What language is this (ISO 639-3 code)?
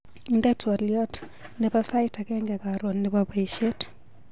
kln